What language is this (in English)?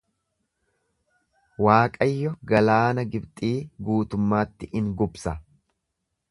Oromo